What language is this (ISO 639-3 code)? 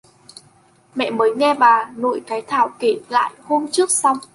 vie